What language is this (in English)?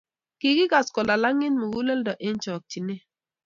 Kalenjin